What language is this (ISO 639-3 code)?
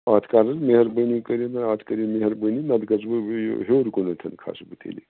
kas